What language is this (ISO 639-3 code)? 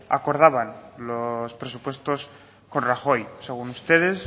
spa